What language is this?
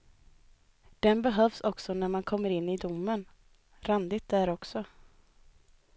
Swedish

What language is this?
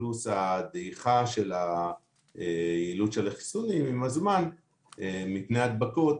Hebrew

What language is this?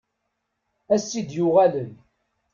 Kabyle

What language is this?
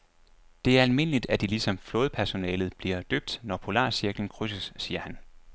Danish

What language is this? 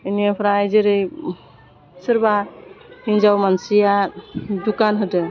Bodo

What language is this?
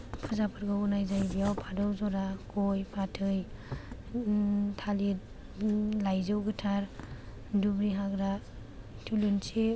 Bodo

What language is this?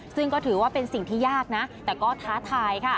Thai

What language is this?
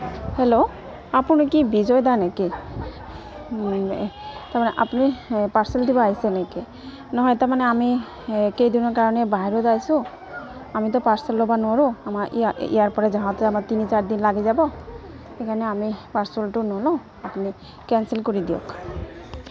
Assamese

